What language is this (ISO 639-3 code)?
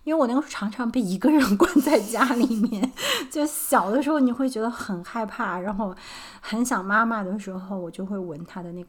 zho